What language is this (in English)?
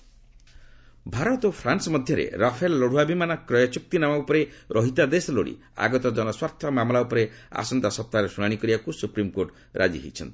Odia